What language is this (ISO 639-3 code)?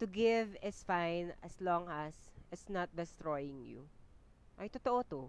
fil